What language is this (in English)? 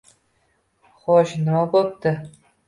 Uzbek